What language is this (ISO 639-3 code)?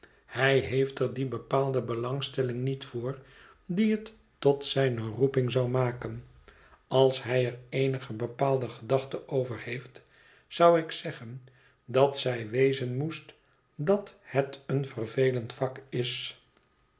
nld